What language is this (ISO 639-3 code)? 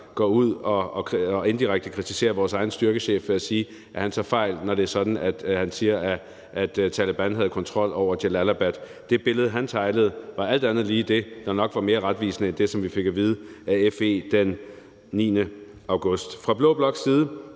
dan